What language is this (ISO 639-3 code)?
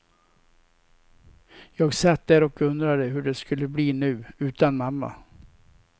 swe